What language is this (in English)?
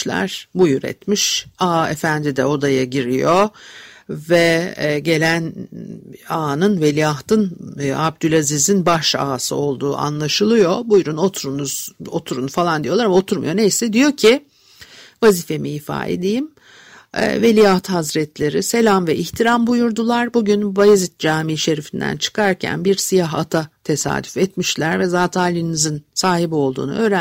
Turkish